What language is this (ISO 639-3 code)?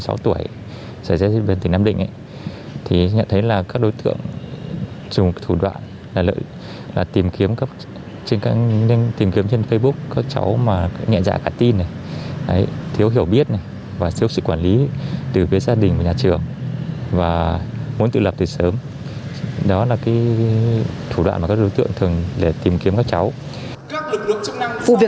vie